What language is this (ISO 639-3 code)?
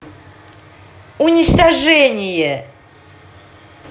rus